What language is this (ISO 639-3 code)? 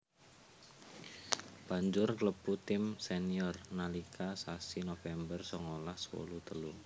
jav